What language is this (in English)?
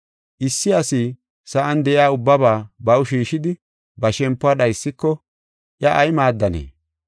Gofa